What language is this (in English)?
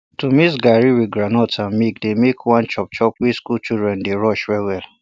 Nigerian Pidgin